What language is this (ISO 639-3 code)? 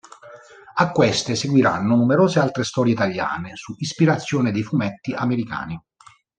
ita